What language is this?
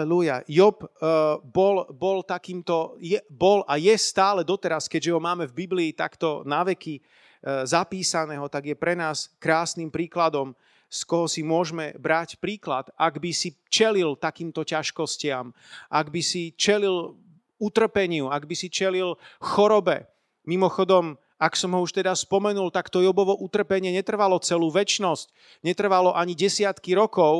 Slovak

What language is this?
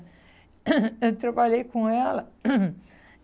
Portuguese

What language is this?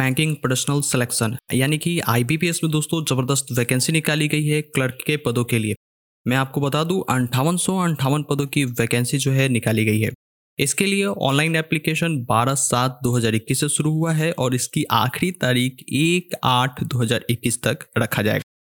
Hindi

